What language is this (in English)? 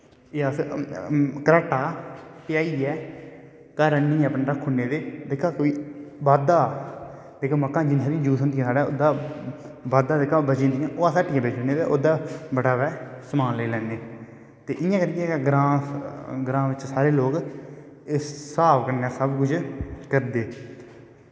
Dogri